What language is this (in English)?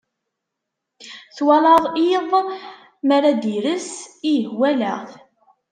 Kabyle